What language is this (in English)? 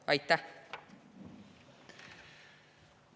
Estonian